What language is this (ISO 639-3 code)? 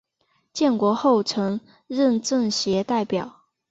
zho